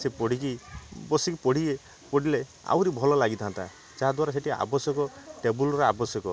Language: Odia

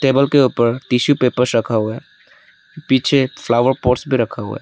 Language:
Hindi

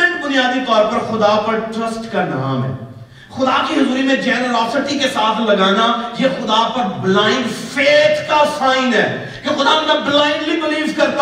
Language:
Urdu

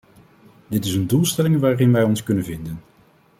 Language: Dutch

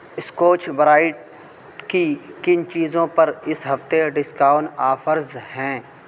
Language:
Urdu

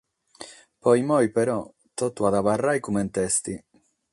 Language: Sardinian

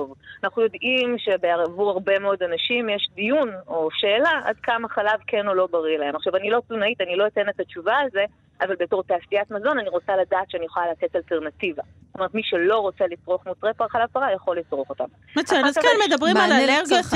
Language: Hebrew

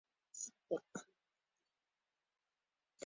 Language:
Spanish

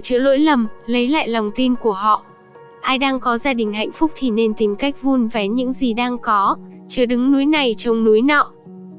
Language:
Vietnamese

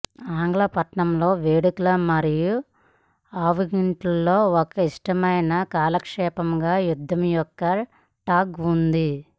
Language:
Telugu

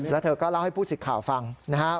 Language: Thai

